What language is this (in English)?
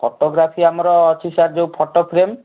Odia